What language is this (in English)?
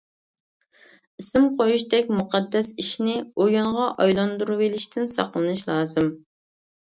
Uyghur